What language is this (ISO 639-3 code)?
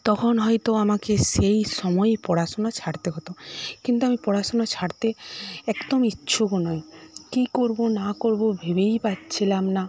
ben